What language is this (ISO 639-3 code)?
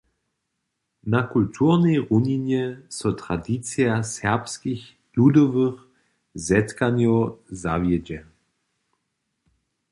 hsb